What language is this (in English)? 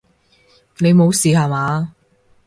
Cantonese